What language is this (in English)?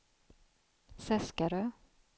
Swedish